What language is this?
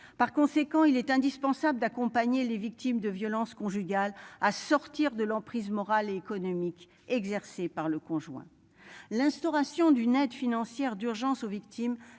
French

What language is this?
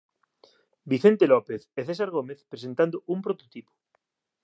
Galician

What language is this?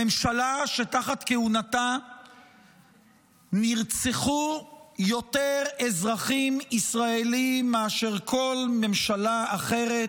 Hebrew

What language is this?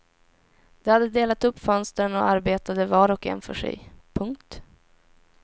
Swedish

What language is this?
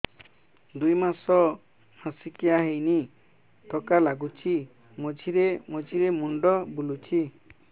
Odia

